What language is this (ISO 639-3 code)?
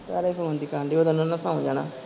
pan